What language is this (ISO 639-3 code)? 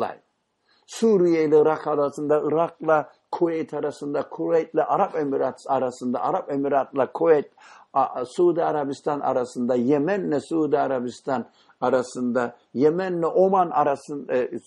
tur